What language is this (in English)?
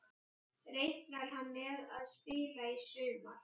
Icelandic